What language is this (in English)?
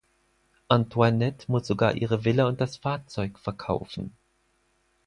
German